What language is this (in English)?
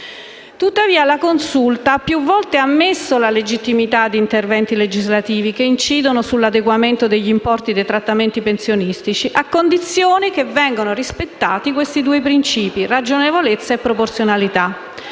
Italian